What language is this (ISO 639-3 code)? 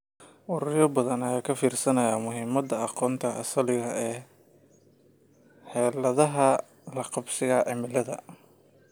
som